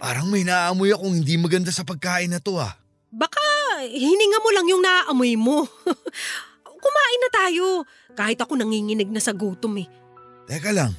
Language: Filipino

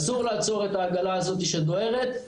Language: Hebrew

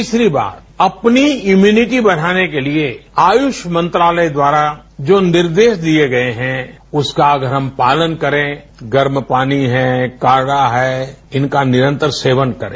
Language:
Hindi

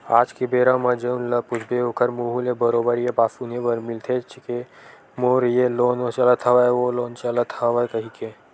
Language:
Chhattisgarhi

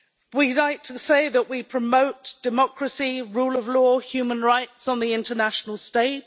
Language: English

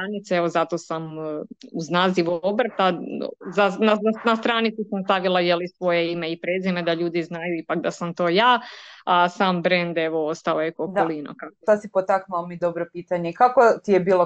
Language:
Croatian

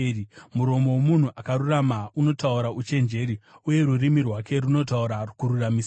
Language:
Shona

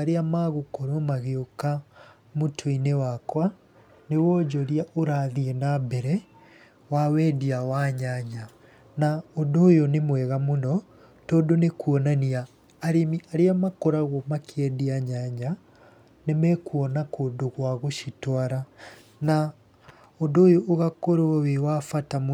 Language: Kikuyu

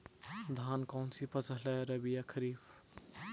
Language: Hindi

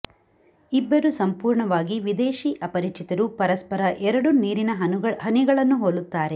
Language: Kannada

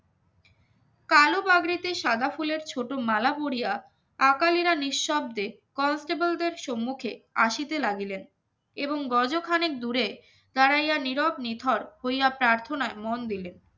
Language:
Bangla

